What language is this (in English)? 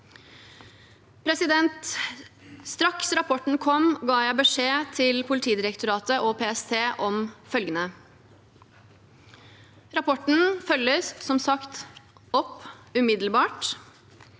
Norwegian